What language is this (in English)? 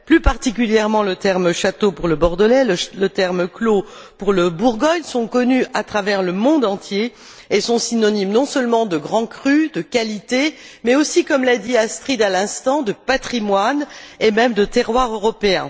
French